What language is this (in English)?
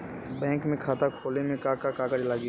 Bhojpuri